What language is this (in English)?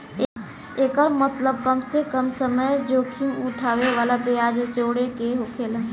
Bhojpuri